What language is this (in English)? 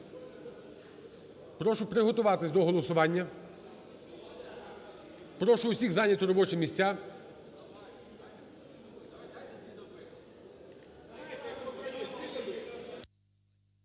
Ukrainian